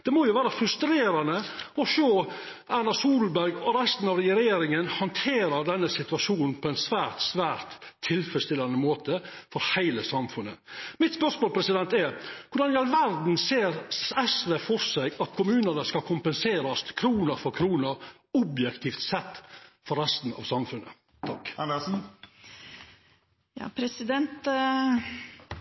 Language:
Norwegian Nynorsk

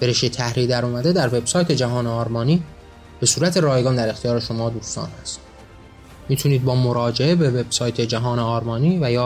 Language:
Persian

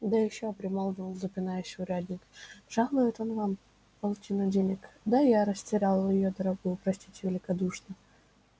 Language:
Russian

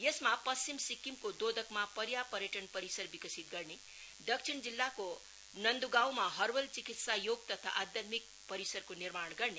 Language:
Nepali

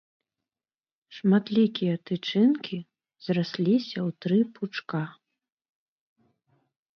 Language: Belarusian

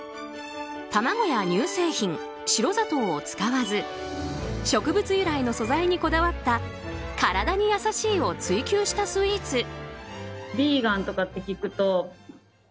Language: Japanese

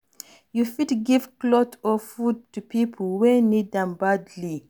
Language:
Nigerian Pidgin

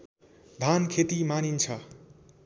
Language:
Nepali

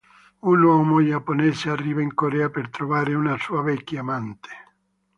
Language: Italian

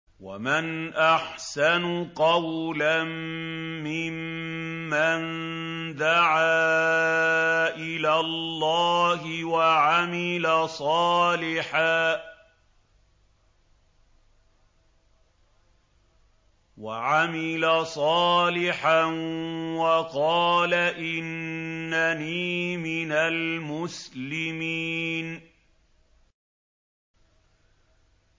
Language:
Arabic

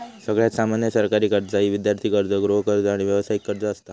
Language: Marathi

